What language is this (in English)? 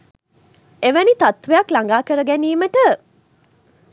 Sinhala